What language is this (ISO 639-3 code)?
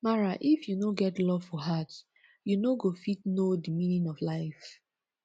pcm